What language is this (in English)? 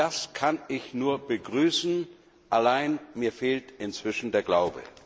German